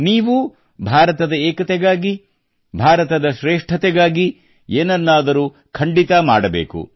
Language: Kannada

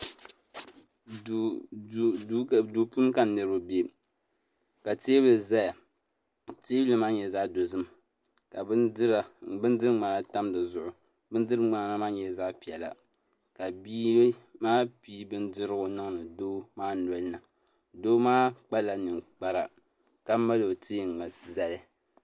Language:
Dagbani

